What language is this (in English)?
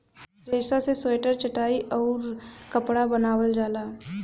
Bhojpuri